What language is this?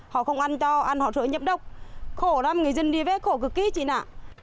Vietnamese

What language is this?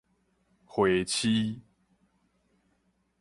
Min Nan Chinese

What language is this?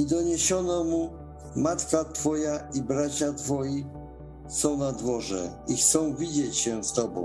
Polish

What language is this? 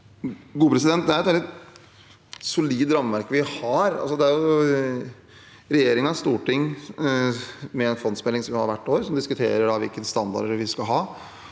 Norwegian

